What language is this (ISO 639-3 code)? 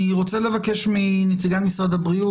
heb